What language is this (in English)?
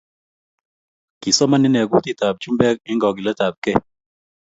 Kalenjin